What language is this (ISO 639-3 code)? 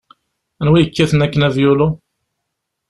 kab